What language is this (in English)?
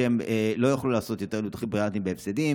Hebrew